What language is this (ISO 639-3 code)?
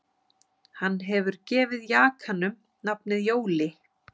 isl